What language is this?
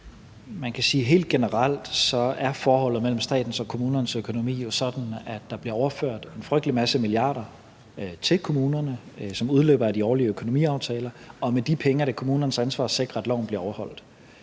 Danish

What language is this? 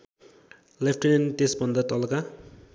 Nepali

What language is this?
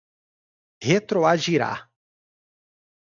Portuguese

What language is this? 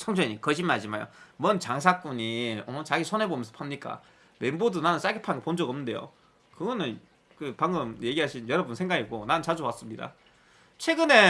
Korean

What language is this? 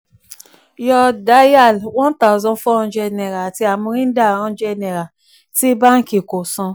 Yoruba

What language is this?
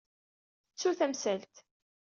Kabyle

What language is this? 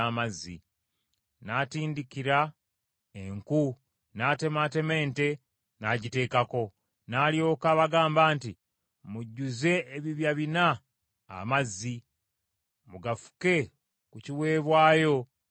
Ganda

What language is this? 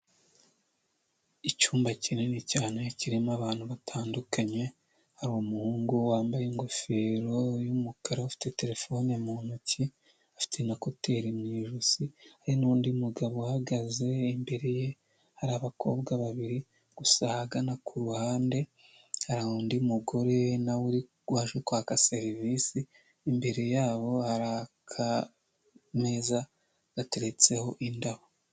Kinyarwanda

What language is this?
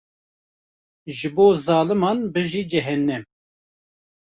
Kurdish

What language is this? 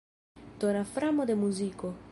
Esperanto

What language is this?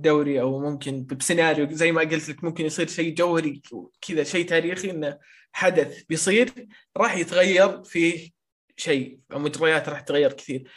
Arabic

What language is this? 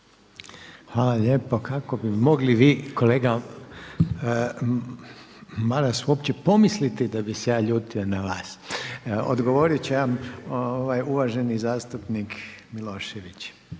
Croatian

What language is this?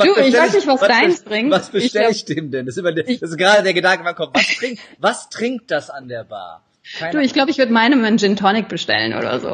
German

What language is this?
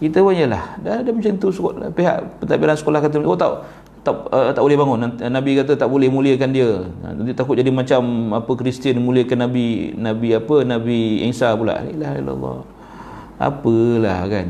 Malay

